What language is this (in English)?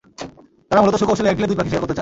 Bangla